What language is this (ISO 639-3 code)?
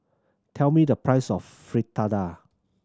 eng